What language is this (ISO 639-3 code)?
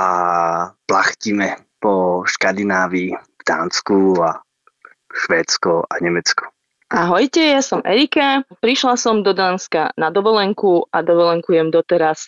slk